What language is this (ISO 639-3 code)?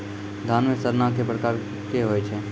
mai